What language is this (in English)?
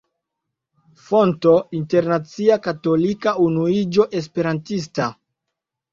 Esperanto